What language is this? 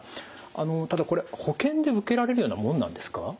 Japanese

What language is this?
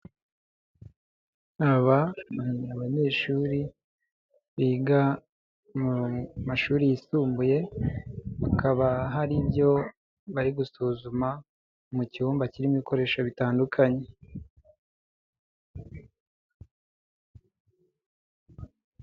Kinyarwanda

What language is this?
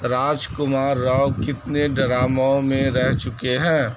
Urdu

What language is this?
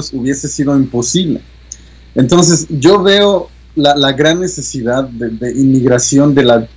Spanish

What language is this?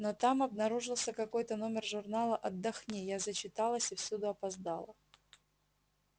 Russian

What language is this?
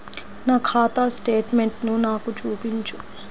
Telugu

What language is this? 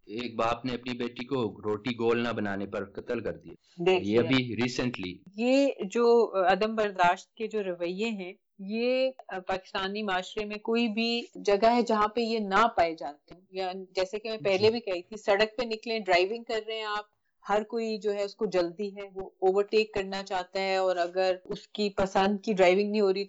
Urdu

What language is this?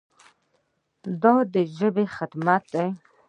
Pashto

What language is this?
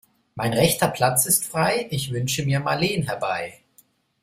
German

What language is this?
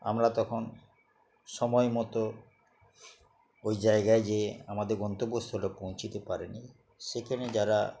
Bangla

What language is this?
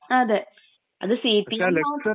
Malayalam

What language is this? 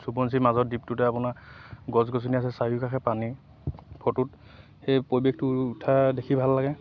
Assamese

